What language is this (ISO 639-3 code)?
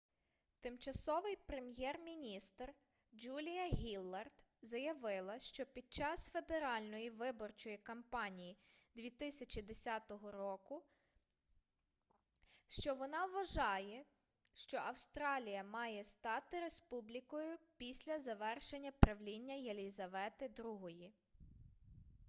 ukr